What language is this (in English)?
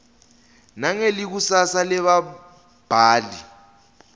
Swati